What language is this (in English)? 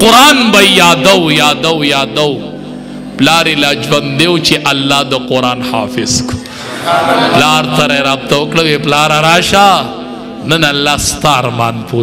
Romanian